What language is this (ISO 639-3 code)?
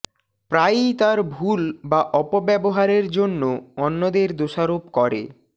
ben